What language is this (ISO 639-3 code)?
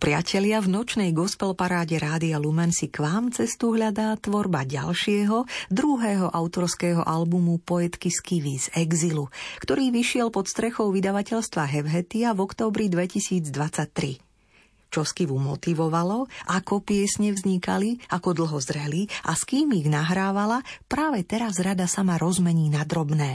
slk